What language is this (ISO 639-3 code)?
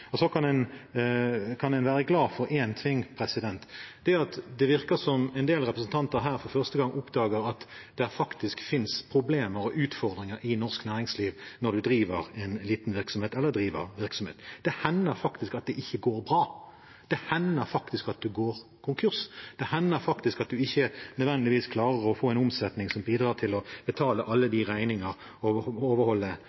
nob